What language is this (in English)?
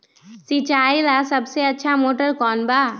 Magahi